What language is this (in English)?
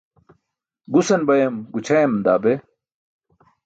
Burushaski